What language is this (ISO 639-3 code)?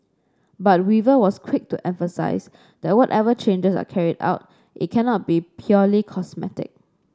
eng